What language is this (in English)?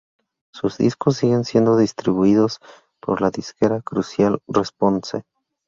Spanish